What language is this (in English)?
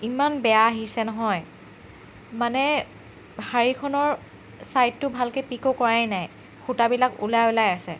Assamese